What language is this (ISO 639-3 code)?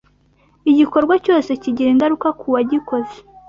kin